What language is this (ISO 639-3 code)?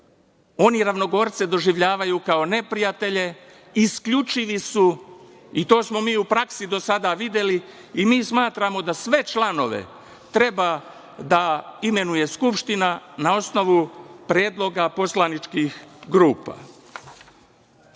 srp